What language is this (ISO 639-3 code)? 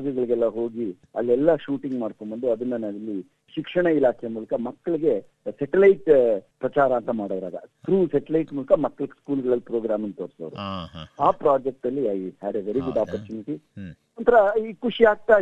kan